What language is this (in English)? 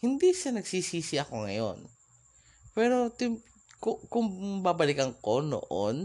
Filipino